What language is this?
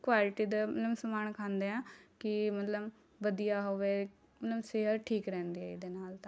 Punjabi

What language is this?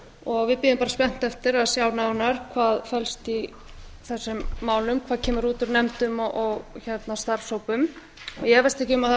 Icelandic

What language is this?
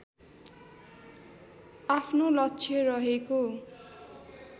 Nepali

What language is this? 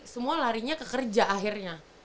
Indonesian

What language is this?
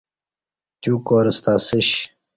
Kati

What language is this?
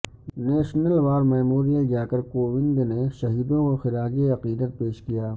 Urdu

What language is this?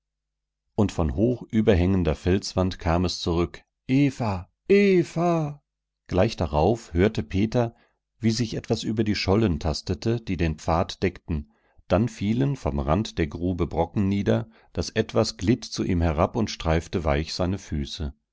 German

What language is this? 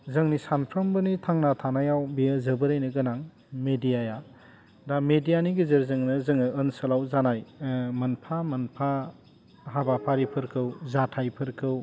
Bodo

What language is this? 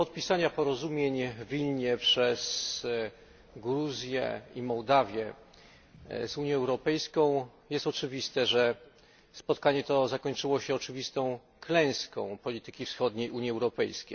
Polish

